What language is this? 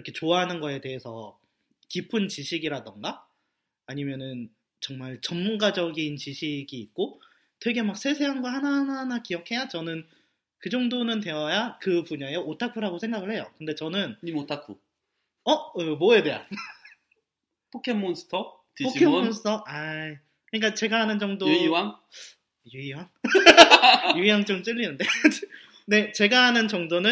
Korean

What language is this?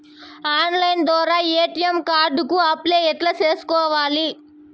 Telugu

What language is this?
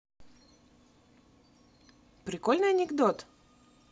Russian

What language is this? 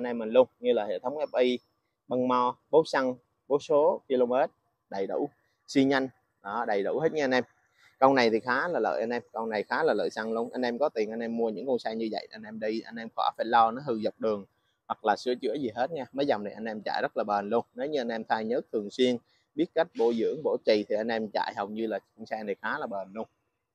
Vietnamese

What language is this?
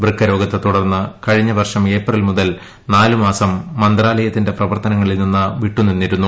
Malayalam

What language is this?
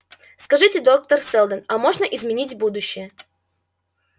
Russian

